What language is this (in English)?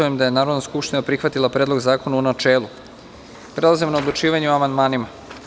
Serbian